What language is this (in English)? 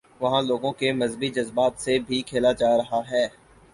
Urdu